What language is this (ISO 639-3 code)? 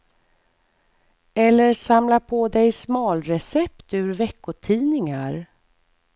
swe